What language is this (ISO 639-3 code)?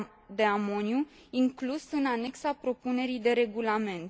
ron